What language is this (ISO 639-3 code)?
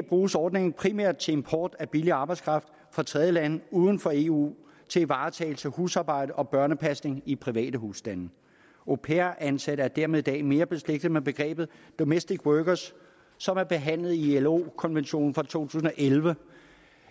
dan